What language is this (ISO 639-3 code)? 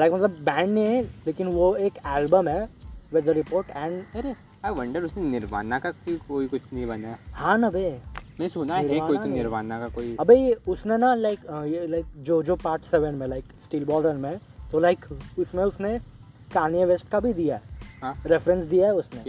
hin